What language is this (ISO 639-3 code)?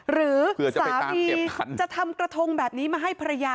tha